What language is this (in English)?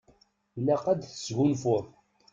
Kabyle